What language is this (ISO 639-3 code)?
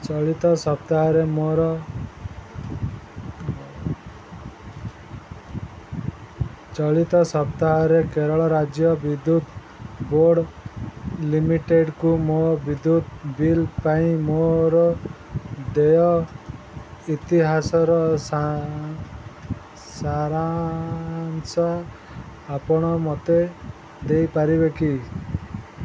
ori